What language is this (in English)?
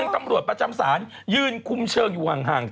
Thai